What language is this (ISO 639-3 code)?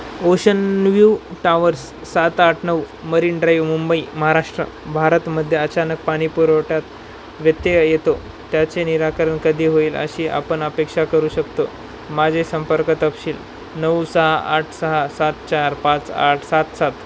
mar